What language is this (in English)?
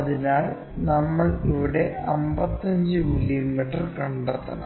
Malayalam